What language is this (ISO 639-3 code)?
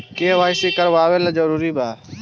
bho